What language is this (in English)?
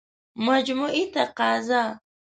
Pashto